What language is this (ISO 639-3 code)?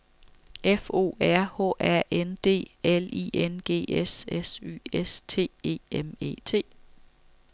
dan